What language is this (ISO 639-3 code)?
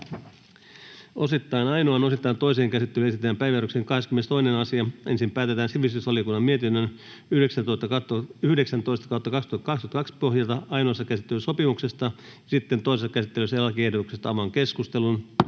fin